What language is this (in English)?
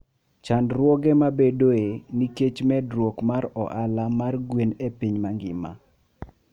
Luo (Kenya and Tanzania)